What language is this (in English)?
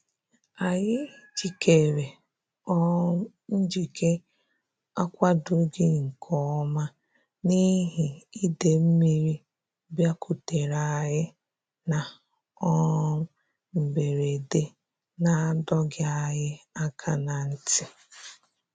Igbo